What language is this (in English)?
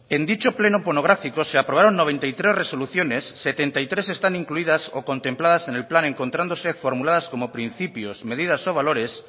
Spanish